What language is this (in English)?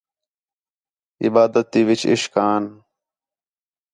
Khetrani